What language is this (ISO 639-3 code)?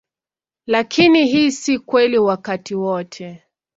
swa